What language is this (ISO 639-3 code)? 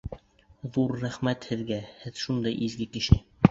bak